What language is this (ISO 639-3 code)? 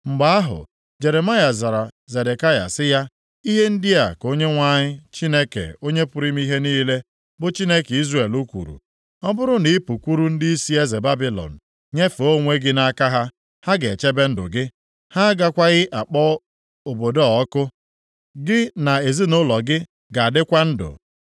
ibo